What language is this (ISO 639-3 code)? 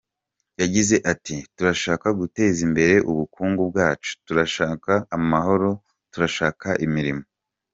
kin